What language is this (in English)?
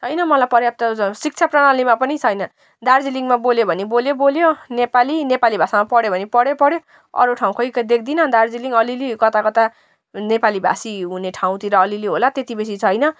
Nepali